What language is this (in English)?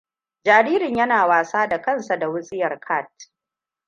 Hausa